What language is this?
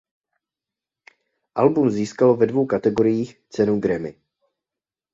Czech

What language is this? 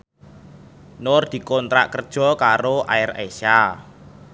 Javanese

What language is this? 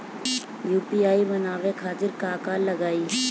Bhojpuri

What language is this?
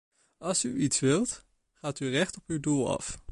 Dutch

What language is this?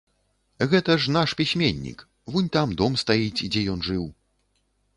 Belarusian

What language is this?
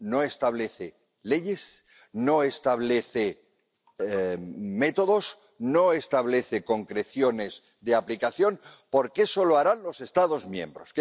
Spanish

